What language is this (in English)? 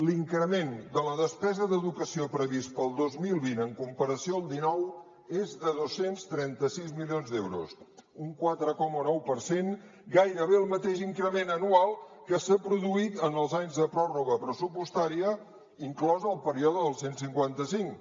Catalan